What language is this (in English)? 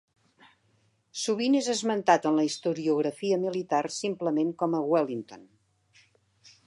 Catalan